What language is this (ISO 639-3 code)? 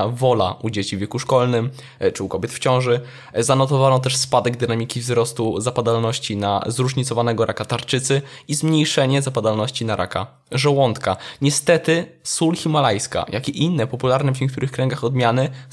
pol